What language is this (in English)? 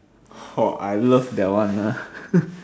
English